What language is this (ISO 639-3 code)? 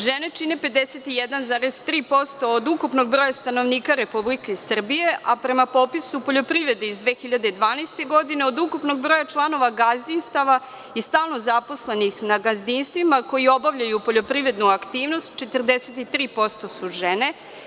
srp